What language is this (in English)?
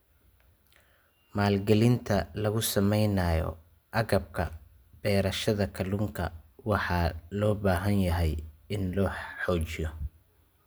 Somali